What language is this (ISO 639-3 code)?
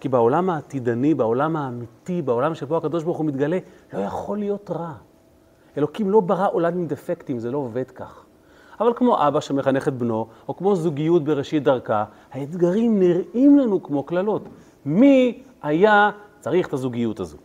heb